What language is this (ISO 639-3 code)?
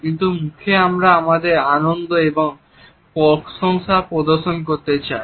ben